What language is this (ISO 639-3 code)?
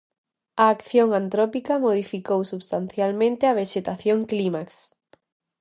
glg